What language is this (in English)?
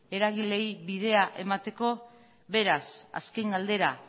Basque